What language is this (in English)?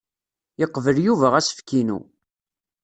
Kabyle